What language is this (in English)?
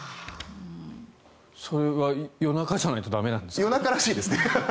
Japanese